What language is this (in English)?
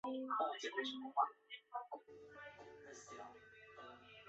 Chinese